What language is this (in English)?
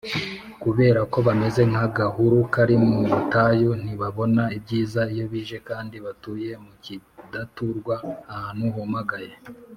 Kinyarwanda